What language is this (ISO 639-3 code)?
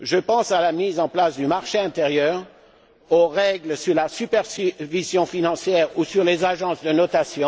fra